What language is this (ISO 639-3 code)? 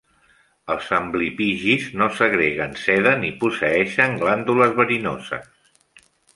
cat